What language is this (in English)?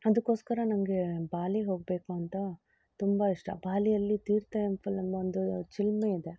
Kannada